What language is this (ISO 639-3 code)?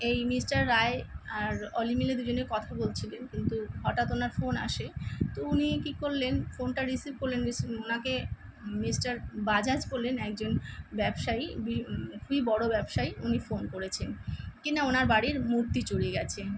ben